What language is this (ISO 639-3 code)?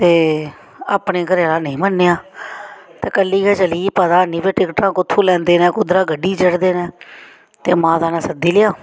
doi